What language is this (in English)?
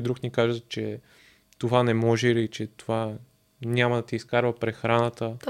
Bulgarian